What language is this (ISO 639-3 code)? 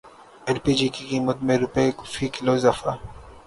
urd